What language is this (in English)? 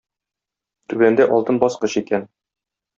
Tatar